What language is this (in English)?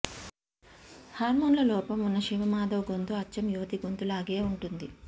Telugu